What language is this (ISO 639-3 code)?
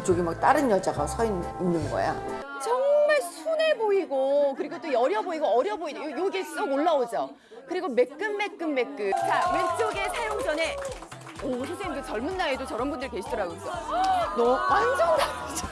kor